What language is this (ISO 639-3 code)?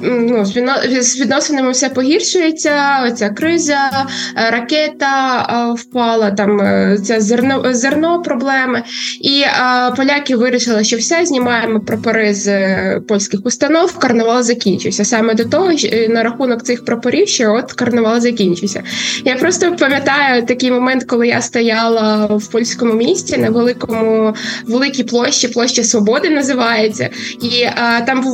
ukr